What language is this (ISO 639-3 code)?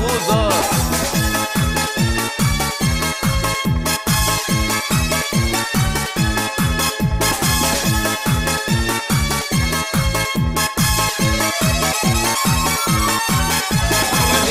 lit